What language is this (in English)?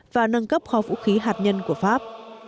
Vietnamese